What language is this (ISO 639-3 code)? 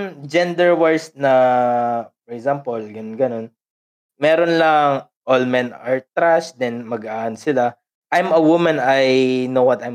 fil